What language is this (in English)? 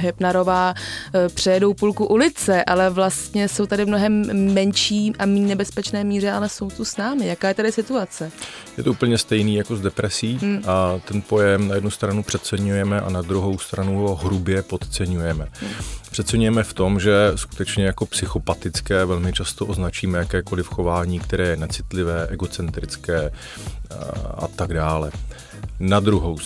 Czech